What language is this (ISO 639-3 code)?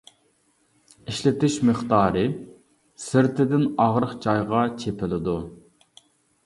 uig